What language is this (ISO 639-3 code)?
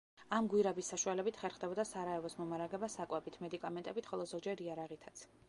kat